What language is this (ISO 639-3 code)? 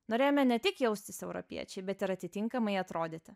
lit